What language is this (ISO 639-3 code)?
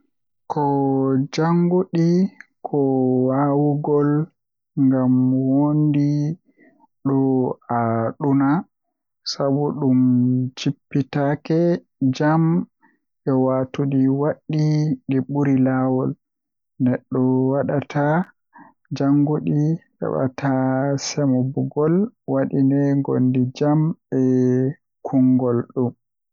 fuh